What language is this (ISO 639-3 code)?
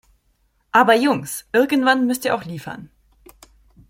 deu